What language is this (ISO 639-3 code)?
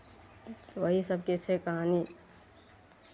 mai